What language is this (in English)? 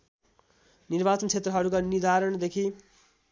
Nepali